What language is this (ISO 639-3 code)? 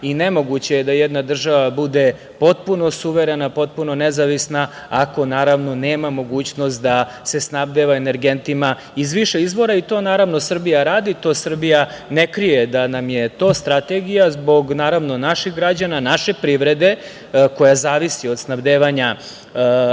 srp